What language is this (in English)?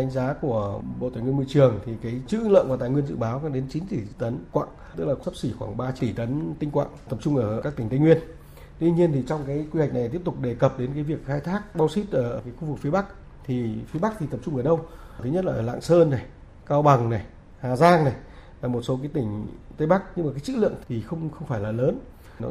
Vietnamese